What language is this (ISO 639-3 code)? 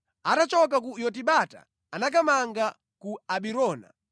nya